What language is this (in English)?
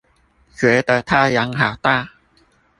Chinese